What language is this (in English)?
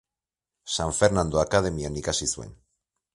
Basque